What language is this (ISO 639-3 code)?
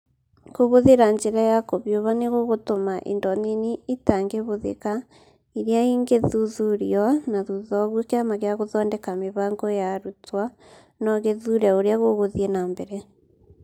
kik